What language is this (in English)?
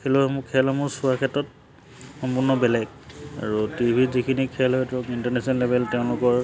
Assamese